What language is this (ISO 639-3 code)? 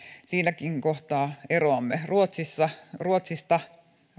fin